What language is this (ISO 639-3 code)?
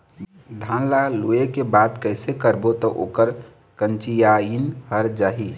hne